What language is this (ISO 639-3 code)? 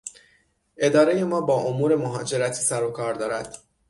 fas